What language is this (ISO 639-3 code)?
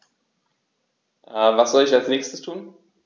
deu